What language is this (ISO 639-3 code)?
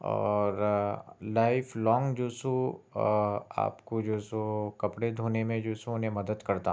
urd